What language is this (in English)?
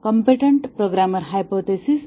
Marathi